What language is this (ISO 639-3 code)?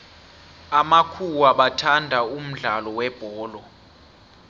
nbl